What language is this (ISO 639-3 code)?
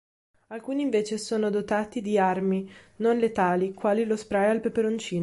ita